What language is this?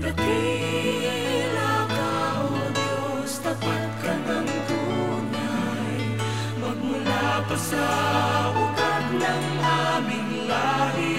Filipino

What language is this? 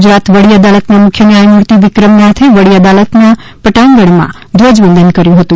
Gujarati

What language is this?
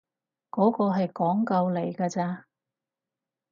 Cantonese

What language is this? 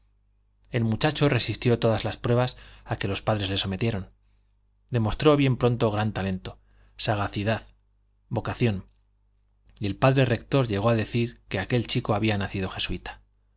Spanish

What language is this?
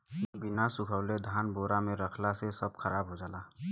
Bhojpuri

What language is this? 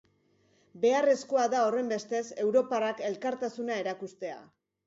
Basque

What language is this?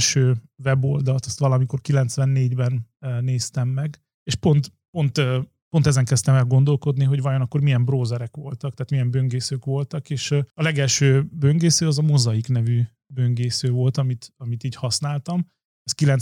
Hungarian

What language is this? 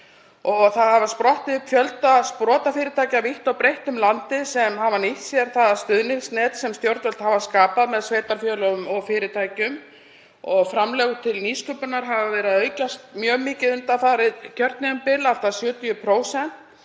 Icelandic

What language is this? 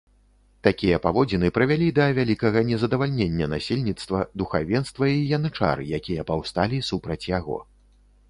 Belarusian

